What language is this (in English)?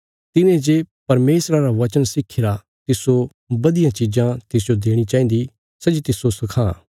Bilaspuri